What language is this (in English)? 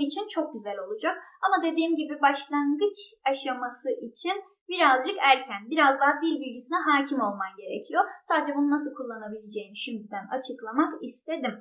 Turkish